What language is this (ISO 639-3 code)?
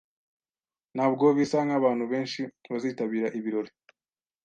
kin